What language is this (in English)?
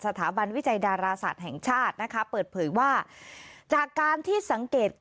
Thai